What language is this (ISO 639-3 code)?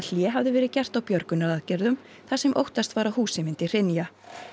isl